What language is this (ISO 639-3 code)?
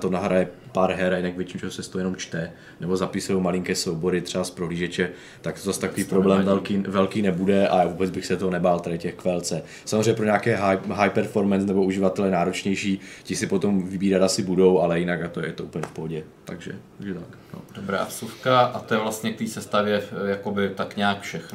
ces